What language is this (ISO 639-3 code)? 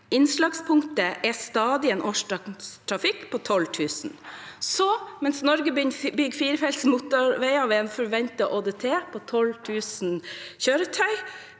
nor